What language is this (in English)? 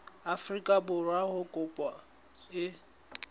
Southern Sotho